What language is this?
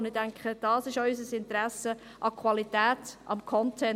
Swiss German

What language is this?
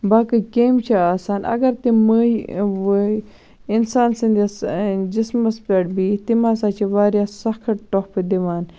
Kashmiri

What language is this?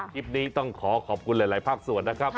Thai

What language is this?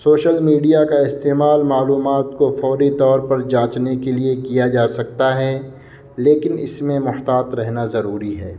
Urdu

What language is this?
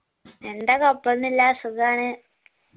Malayalam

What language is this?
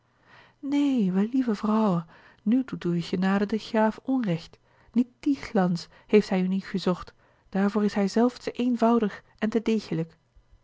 Dutch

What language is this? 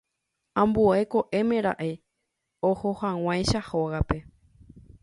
Guarani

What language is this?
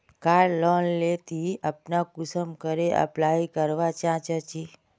Magahi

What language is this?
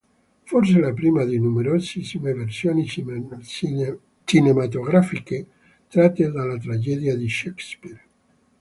Italian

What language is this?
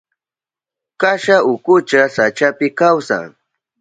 Southern Pastaza Quechua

